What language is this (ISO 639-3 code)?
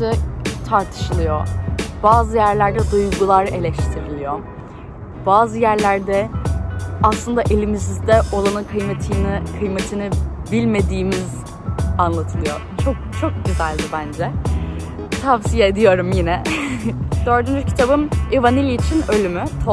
tur